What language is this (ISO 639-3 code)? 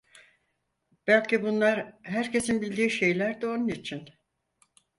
tur